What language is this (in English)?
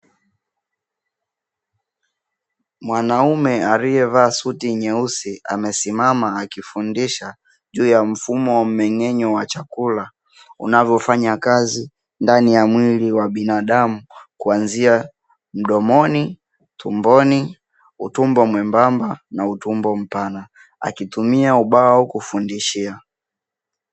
Swahili